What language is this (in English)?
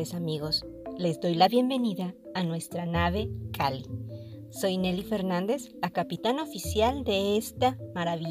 Spanish